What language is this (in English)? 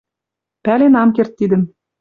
Western Mari